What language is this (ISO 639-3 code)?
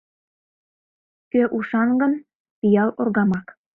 chm